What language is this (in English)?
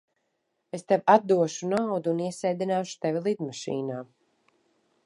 Latvian